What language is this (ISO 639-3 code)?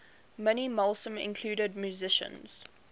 eng